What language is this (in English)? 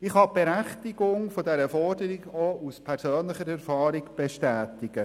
Swiss German